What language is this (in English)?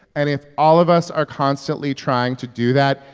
English